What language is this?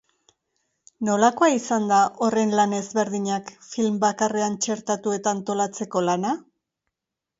Basque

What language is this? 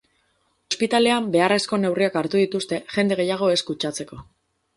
Basque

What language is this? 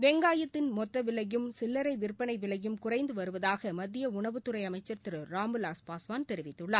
Tamil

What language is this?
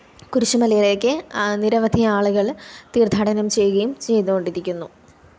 Malayalam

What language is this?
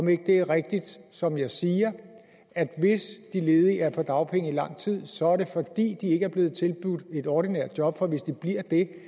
Danish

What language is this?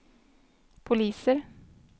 Swedish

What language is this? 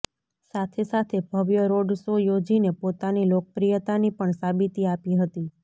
Gujarati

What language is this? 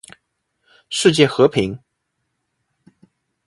Chinese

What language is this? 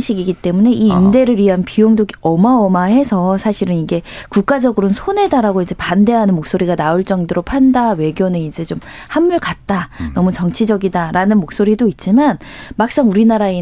Korean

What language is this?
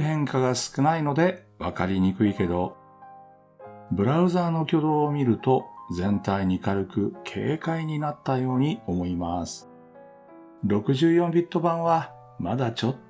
Japanese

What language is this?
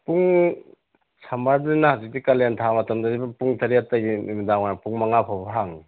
Manipuri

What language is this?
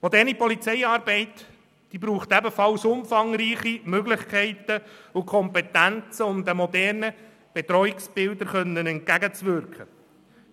Swiss German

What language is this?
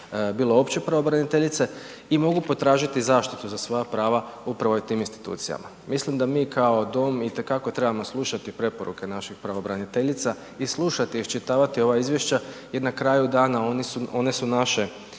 Croatian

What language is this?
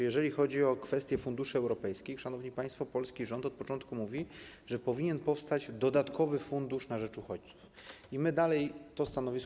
Polish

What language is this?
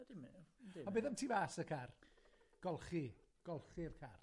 Welsh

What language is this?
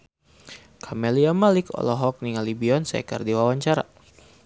Sundanese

